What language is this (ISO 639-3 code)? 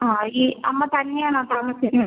mal